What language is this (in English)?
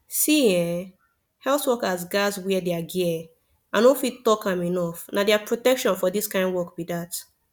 Nigerian Pidgin